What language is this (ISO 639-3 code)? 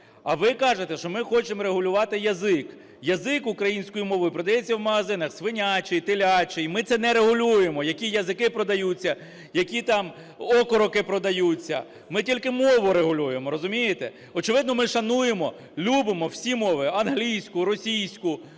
ukr